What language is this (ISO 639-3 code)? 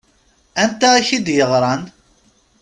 kab